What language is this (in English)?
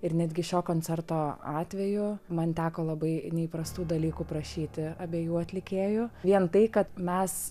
Lithuanian